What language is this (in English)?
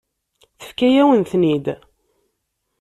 Kabyle